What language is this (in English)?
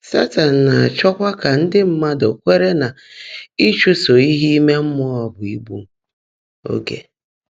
Igbo